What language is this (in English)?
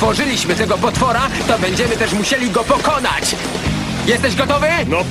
Polish